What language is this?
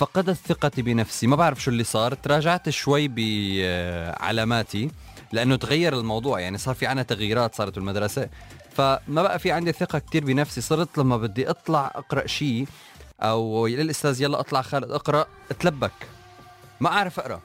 Arabic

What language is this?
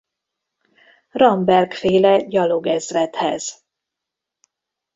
Hungarian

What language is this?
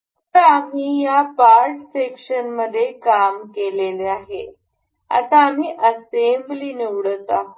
Marathi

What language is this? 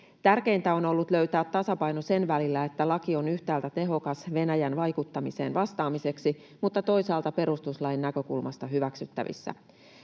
Finnish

